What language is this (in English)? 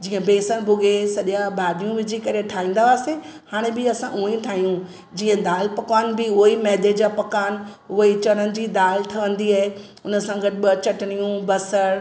Sindhi